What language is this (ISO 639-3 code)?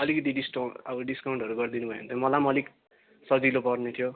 nep